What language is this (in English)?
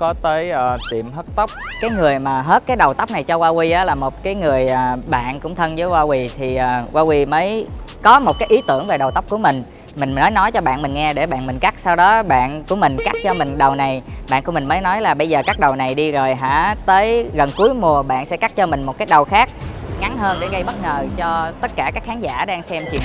Vietnamese